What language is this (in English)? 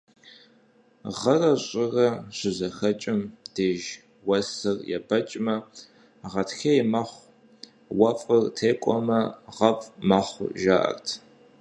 Kabardian